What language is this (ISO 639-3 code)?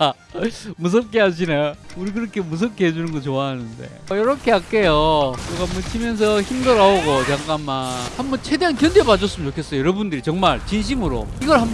kor